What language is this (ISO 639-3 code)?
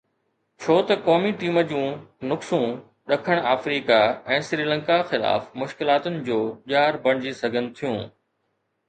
snd